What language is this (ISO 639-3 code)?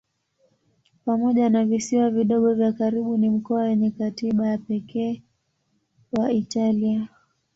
swa